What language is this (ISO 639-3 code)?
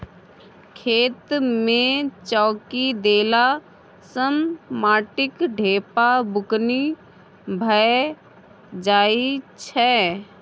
mai